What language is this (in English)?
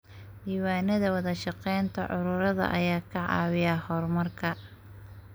Somali